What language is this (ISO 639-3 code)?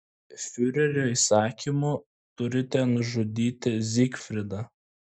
lit